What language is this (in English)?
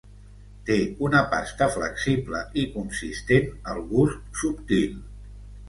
Catalan